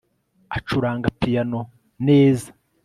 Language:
Kinyarwanda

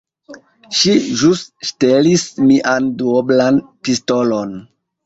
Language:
Esperanto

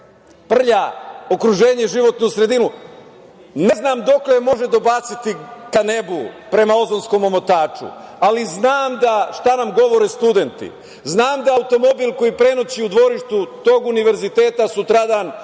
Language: Serbian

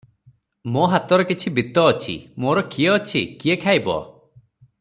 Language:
Odia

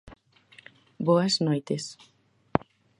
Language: Galician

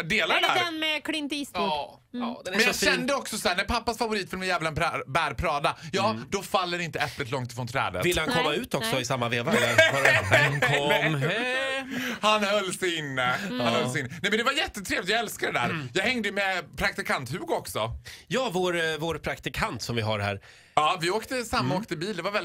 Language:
Swedish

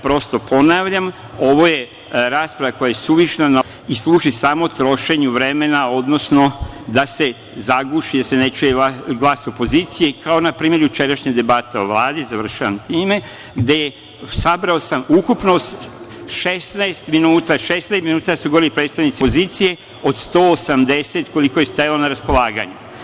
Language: Serbian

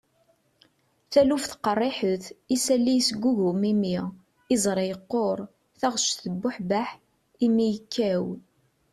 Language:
Kabyle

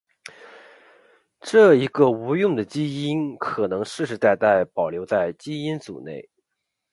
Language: Chinese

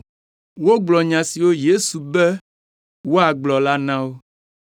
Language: Ewe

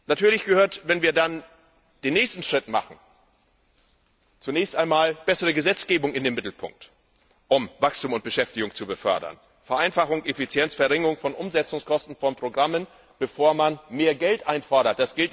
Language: German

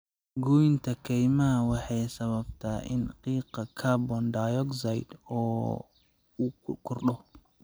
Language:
Somali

